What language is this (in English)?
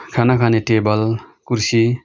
Nepali